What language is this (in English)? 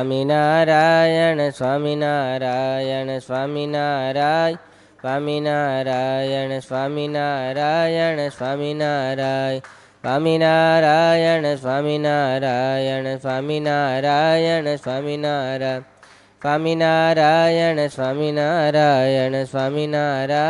Gujarati